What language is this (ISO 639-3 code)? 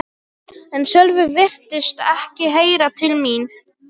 isl